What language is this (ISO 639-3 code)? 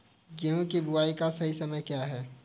hin